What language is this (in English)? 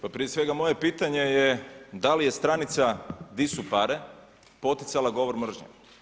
Croatian